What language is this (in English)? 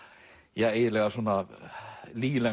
Icelandic